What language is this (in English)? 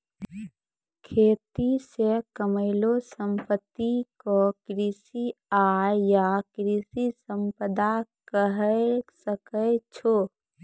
Maithili